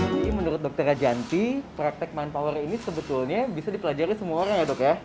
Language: Indonesian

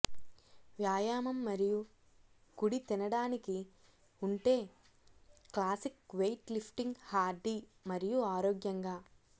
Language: Telugu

